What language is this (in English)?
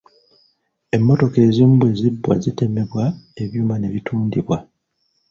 Ganda